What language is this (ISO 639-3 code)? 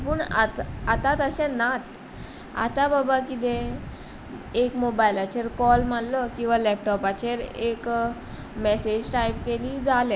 kok